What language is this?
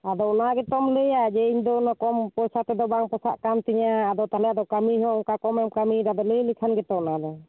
Santali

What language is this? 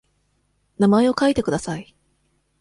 Japanese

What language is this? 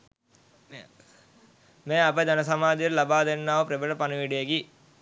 Sinhala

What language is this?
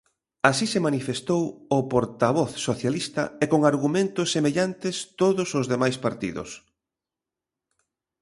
Galician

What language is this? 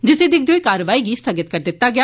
Dogri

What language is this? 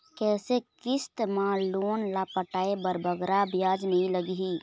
Chhattisgarhi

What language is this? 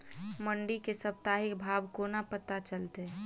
Maithili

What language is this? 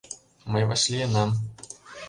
Mari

